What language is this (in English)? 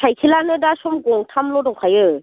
Bodo